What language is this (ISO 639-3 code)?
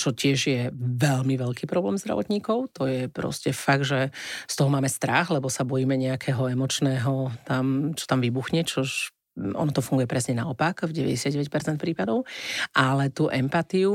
slk